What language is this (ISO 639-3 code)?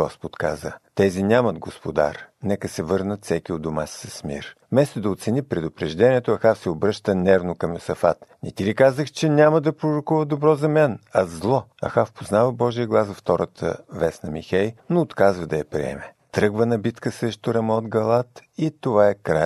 bul